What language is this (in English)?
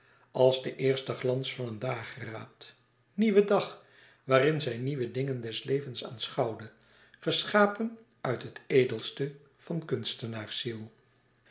Dutch